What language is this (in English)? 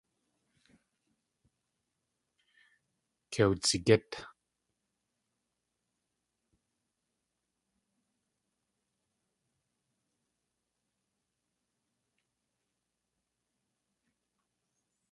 Tlingit